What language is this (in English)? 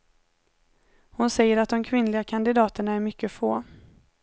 Swedish